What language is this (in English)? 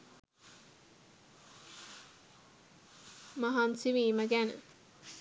Sinhala